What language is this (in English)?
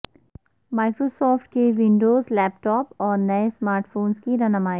Urdu